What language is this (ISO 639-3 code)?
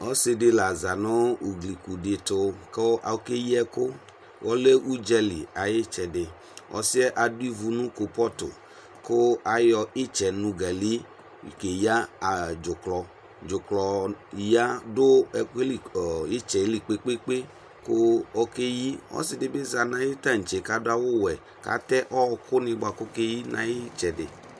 kpo